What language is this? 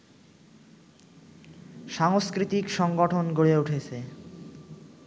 Bangla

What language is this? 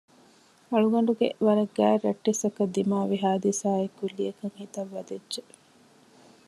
Divehi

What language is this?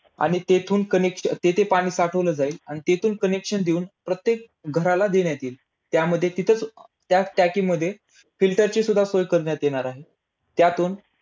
Marathi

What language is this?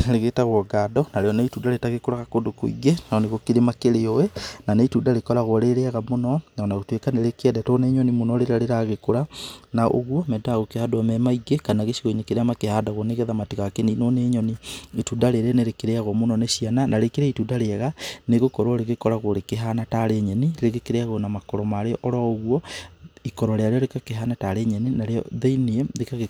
Kikuyu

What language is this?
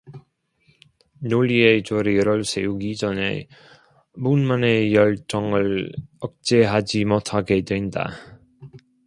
Korean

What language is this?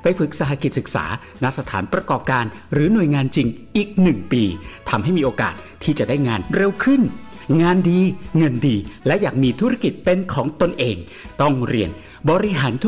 Thai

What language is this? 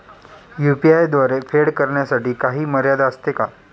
Marathi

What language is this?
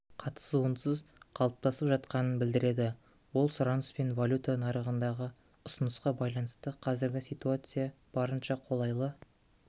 Kazakh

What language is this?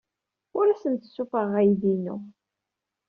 Kabyle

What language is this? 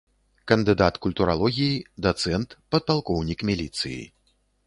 Belarusian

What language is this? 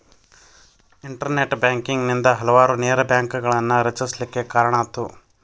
Kannada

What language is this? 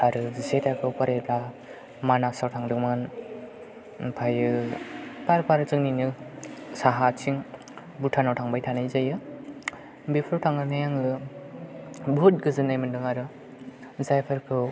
Bodo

